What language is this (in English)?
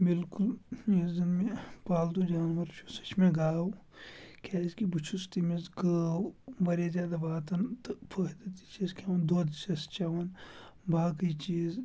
Kashmiri